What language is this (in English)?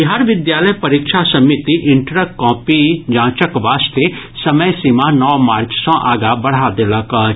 Maithili